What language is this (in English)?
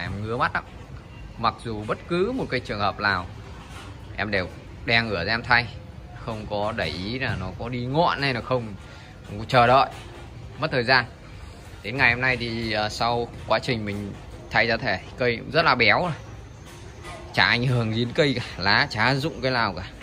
Vietnamese